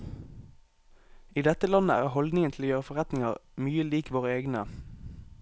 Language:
Norwegian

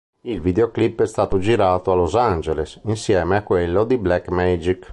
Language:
Italian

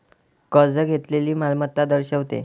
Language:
Marathi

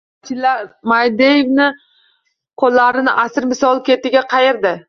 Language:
Uzbek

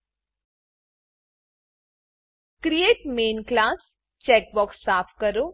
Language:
Gujarati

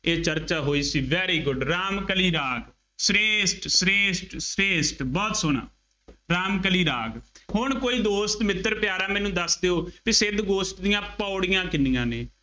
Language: Punjabi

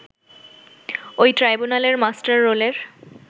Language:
Bangla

